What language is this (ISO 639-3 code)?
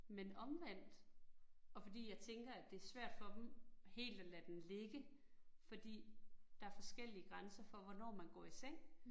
dan